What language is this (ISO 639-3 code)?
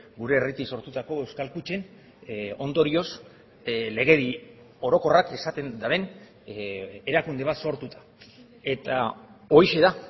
eus